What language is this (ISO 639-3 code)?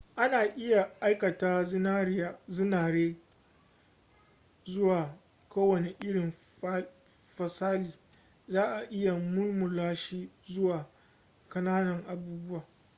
hau